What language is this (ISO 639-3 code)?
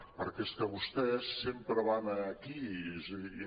cat